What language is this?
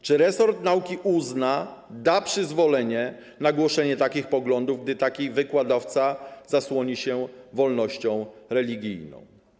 Polish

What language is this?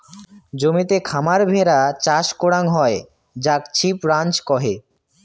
Bangla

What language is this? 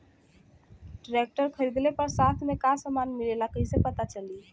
Bhojpuri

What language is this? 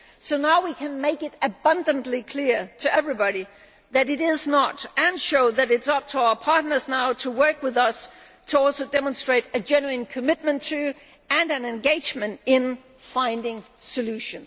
English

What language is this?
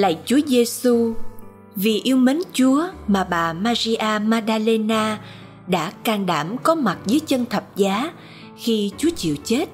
Vietnamese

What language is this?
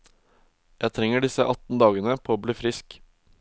Norwegian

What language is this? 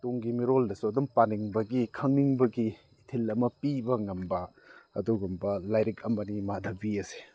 Manipuri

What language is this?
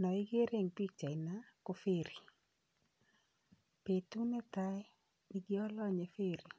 Kalenjin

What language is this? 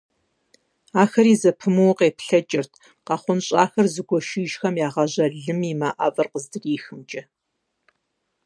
Kabardian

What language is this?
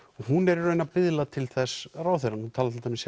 Icelandic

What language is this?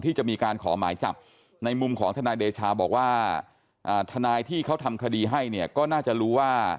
Thai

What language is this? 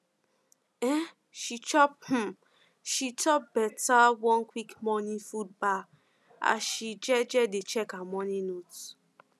Nigerian Pidgin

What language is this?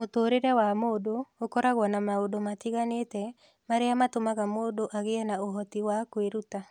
Kikuyu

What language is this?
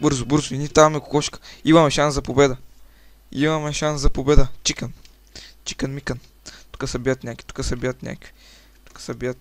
Bulgarian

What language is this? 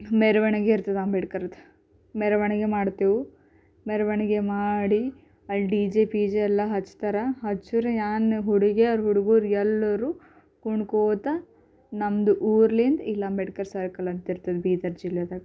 Kannada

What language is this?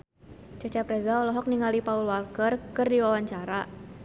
Sundanese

